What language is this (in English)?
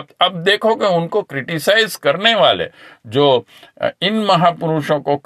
Hindi